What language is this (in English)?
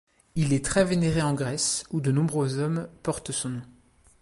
French